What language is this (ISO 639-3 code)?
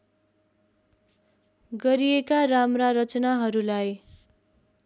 nep